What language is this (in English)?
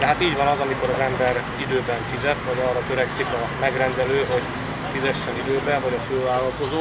Hungarian